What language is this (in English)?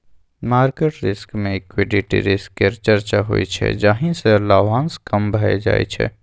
Maithili